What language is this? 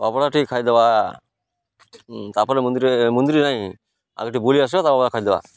Odia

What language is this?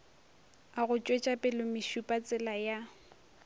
Northern Sotho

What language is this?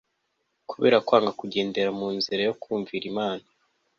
Kinyarwanda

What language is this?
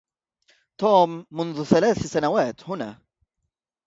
Arabic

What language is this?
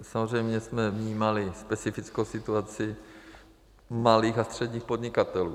Czech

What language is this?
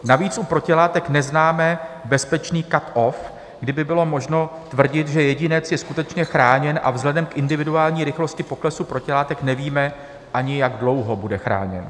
Czech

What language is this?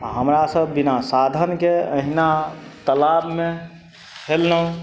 Maithili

